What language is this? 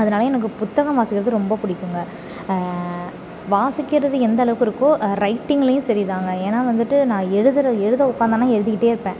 Tamil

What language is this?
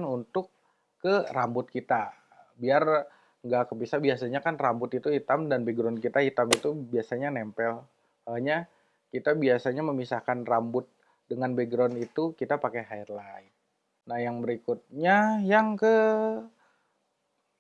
Indonesian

